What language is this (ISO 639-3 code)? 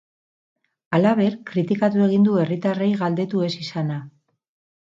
eus